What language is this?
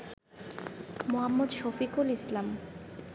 Bangla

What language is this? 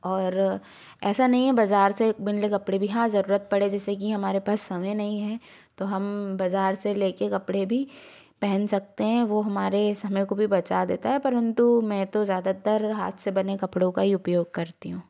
Hindi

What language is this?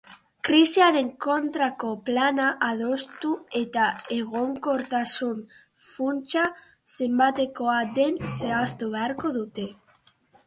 Basque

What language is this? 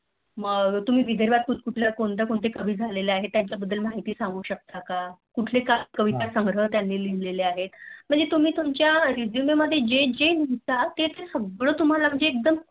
Marathi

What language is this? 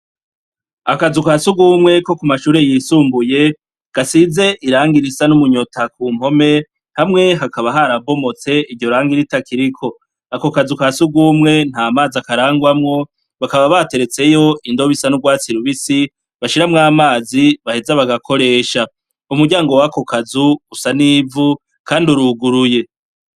Rundi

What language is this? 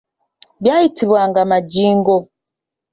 Ganda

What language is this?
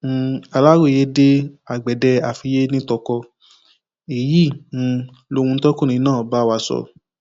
Yoruba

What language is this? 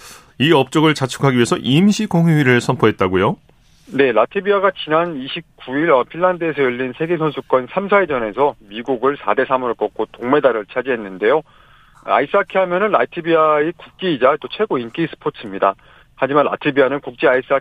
Korean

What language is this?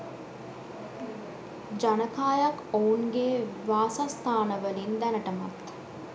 Sinhala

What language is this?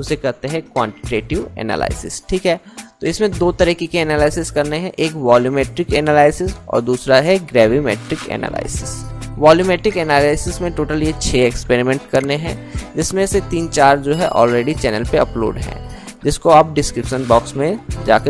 Hindi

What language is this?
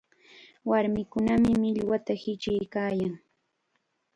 Chiquián Ancash Quechua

